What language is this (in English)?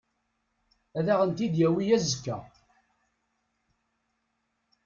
Kabyle